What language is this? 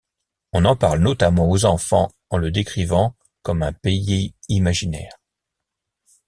French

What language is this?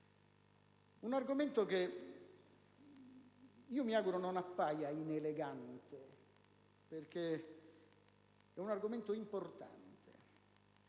Italian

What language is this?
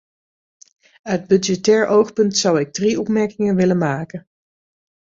Dutch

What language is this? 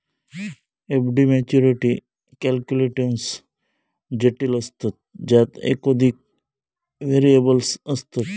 Marathi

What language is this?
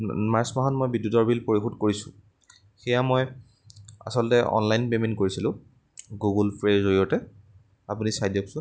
Assamese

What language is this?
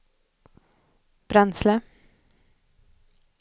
Swedish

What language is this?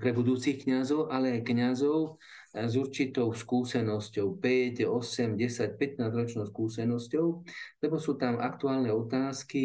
Slovak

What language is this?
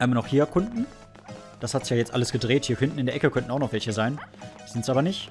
German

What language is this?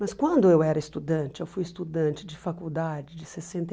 Portuguese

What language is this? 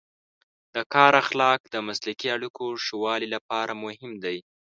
Pashto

